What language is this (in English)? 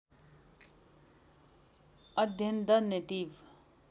Nepali